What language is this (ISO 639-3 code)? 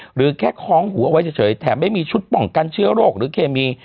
tha